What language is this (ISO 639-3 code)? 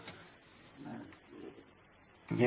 tam